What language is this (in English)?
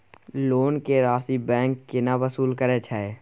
Maithili